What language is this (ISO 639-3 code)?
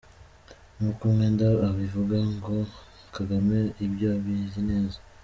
kin